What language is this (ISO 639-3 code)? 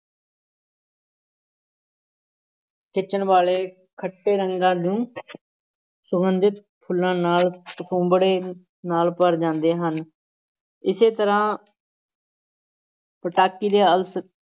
pan